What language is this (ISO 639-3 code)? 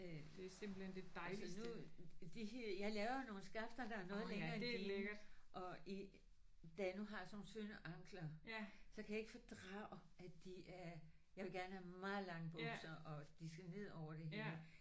dan